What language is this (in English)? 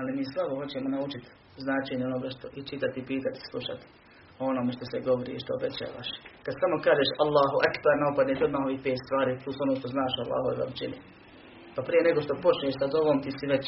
Croatian